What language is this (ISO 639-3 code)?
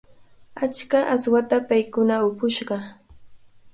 qvl